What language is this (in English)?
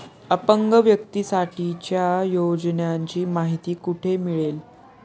Marathi